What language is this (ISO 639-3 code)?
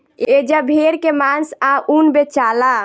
bho